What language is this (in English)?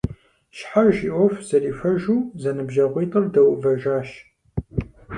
Kabardian